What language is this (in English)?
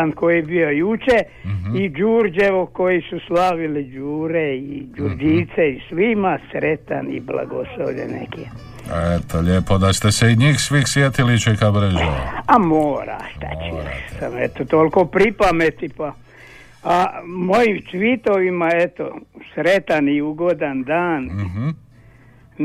Croatian